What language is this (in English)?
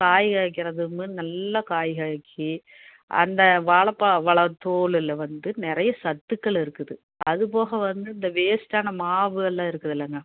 Tamil